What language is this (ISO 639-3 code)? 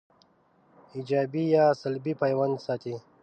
pus